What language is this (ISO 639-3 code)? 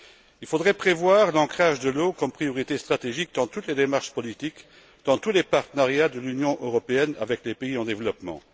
fra